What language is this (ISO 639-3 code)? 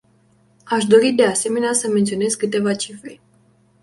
ron